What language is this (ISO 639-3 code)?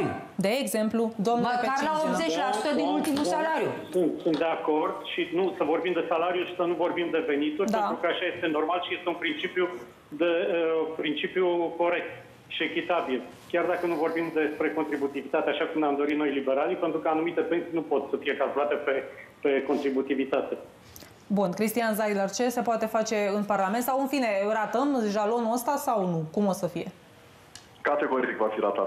ron